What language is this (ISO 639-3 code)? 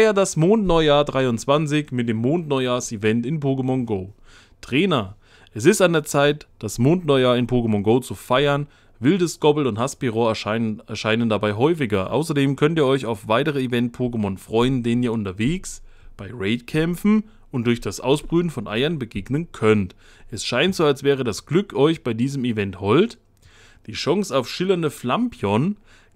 deu